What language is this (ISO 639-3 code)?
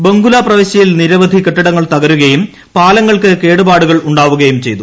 mal